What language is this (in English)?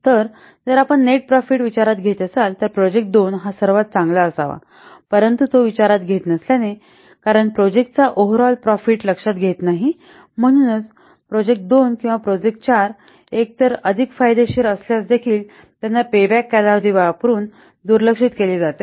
Marathi